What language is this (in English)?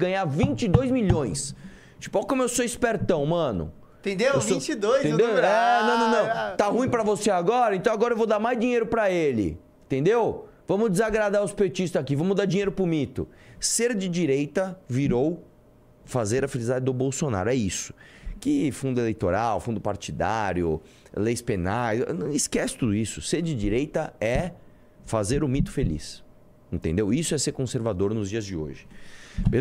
Portuguese